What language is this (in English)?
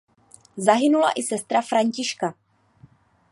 Czech